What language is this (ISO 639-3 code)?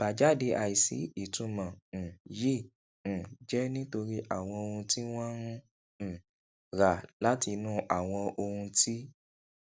yor